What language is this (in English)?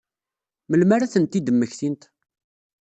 Kabyle